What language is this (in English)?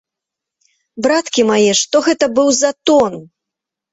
Belarusian